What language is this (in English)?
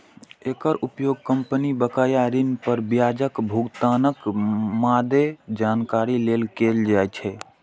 Maithili